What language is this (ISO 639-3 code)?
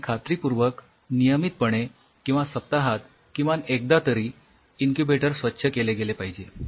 mar